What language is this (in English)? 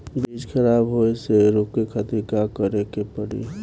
Bhojpuri